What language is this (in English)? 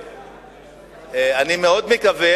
Hebrew